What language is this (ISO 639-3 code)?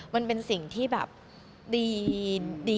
tha